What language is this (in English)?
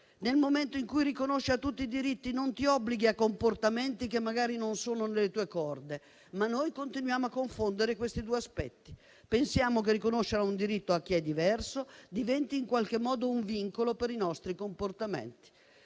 Italian